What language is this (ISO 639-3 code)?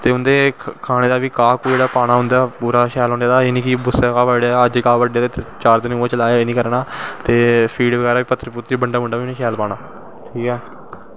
doi